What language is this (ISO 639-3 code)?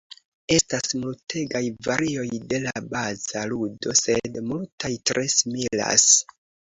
epo